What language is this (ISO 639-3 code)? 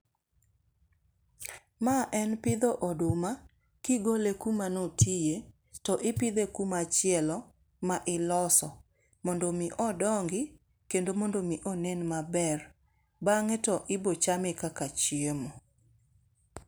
luo